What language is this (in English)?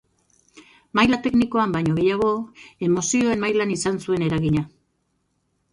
Basque